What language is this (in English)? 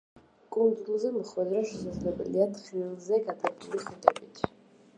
Georgian